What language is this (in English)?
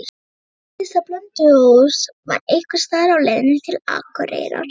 Icelandic